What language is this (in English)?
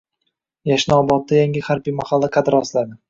Uzbek